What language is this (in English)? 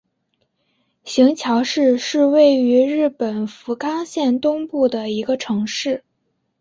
Chinese